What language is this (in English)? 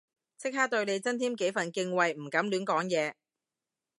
Cantonese